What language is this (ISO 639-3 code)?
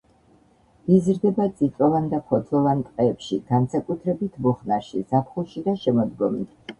kat